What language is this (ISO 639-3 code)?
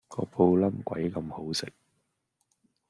yue